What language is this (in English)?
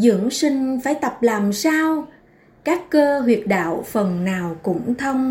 Vietnamese